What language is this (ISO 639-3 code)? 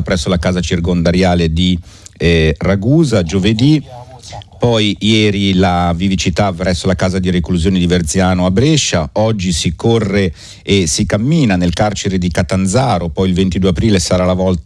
ita